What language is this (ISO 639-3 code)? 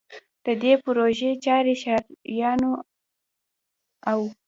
pus